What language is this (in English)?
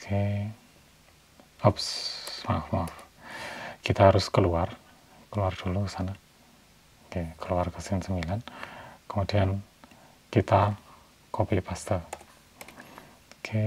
Indonesian